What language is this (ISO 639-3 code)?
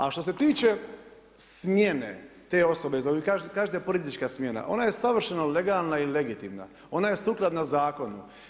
hrv